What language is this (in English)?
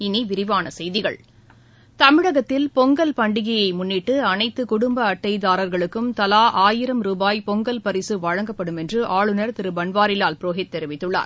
Tamil